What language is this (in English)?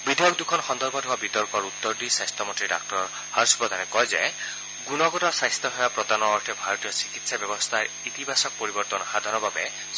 Assamese